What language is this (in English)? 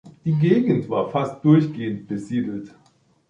German